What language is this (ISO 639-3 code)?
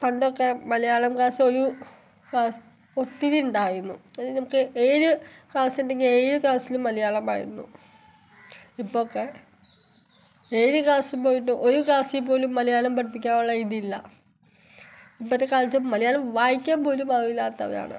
mal